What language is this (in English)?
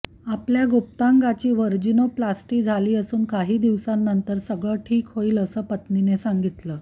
Marathi